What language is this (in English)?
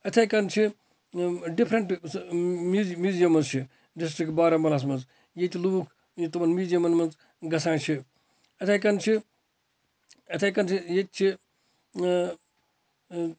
Kashmiri